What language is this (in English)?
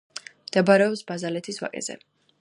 Georgian